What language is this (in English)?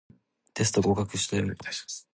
Japanese